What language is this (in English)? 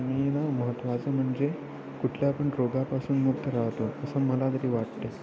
Marathi